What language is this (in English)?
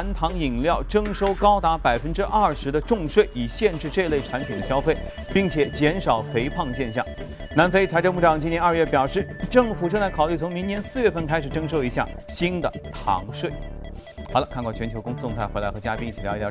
Chinese